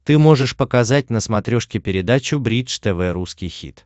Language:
Russian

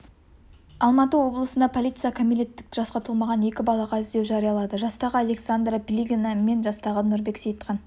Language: Kazakh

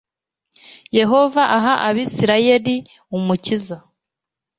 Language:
Kinyarwanda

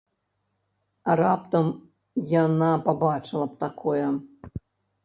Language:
Belarusian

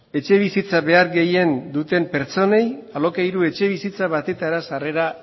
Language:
Basque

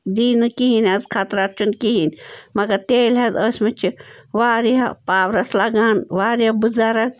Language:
Kashmiri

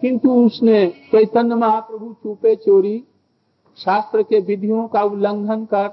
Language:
Hindi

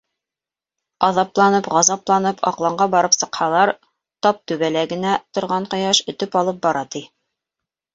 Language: Bashkir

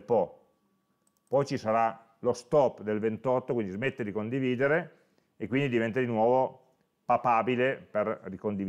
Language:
Italian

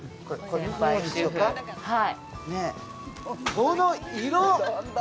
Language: Japanese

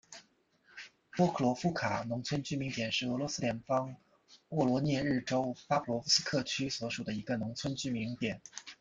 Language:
Chinese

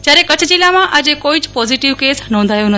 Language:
Gujarati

